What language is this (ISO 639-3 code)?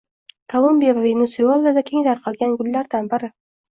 uzb